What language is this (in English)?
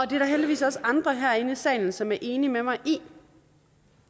Danish